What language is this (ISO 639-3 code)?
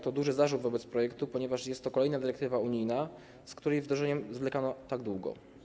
pol